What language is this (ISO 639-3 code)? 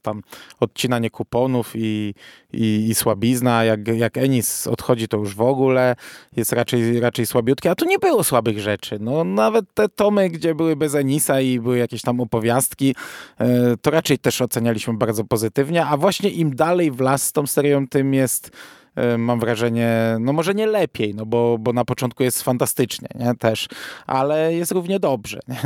pol